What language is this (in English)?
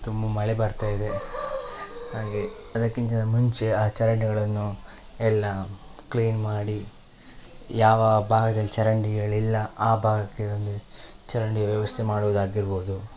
Kannada